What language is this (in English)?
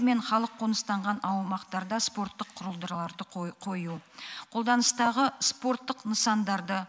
Kazakh